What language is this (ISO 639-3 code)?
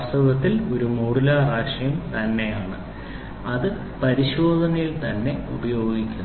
mal